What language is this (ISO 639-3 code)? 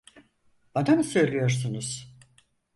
tur